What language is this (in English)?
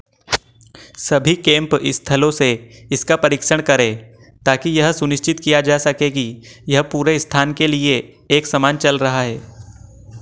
Hindi